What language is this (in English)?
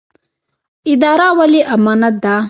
Pashto